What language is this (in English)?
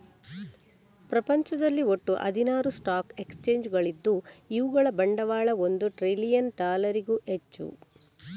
Kannada